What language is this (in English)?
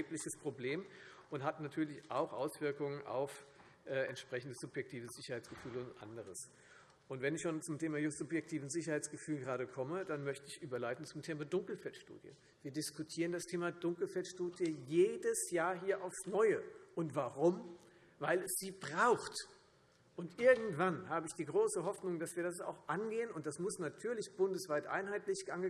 German